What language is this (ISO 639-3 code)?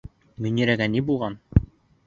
bak